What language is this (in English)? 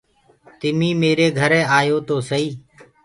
Gurgula